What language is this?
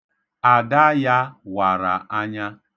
Igbo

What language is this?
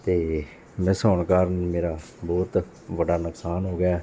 Punjabi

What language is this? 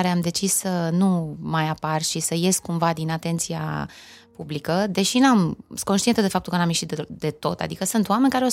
Romanian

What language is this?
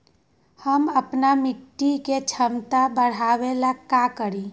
Magahi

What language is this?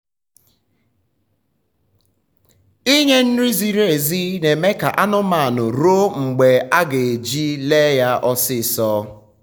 Igbo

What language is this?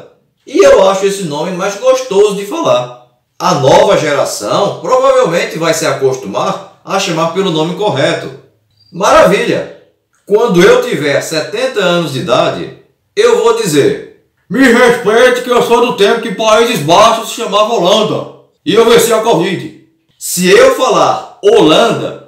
Portuguese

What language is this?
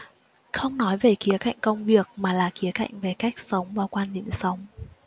Vietnamese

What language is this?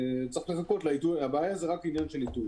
Hebrew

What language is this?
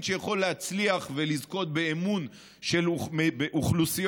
Hebrew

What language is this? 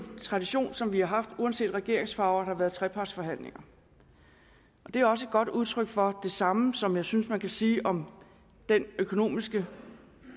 Danish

